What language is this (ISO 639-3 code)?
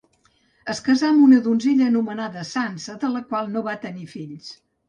cat